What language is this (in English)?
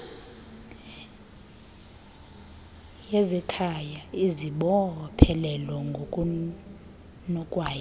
Xhosa